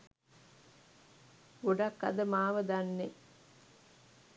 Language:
Sinhala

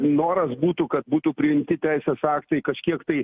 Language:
Lithuanian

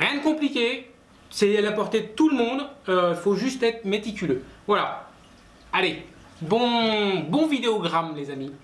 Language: French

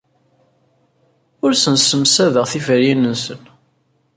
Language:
Kabyle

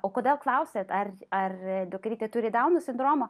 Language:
Lithuanian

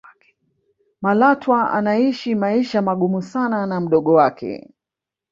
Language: Swahili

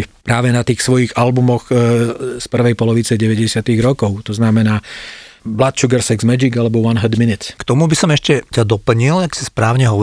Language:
Slovak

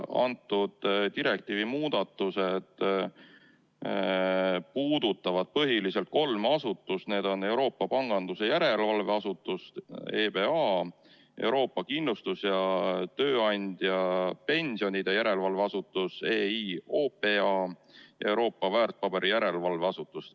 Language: Estonian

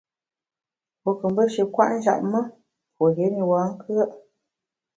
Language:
Bamun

